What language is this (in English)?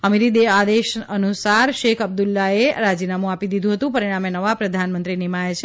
Gujarati